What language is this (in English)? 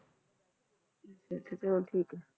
Punjabi